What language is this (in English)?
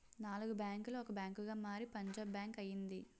Telugu